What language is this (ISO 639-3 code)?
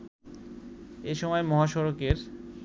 ben